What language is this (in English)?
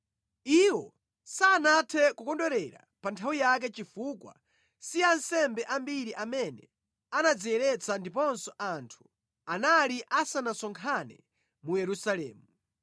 Nyanja